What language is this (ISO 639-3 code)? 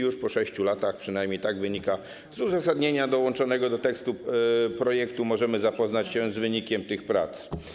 pol